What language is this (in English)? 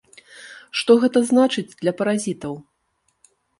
Belarusian